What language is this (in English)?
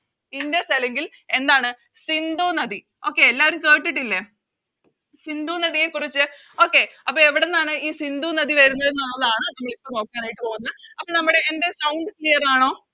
Malayalam